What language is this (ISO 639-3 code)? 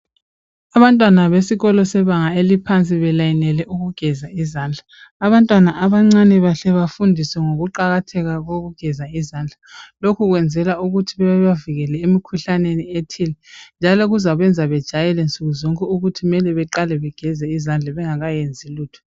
nde